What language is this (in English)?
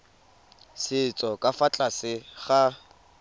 Tswana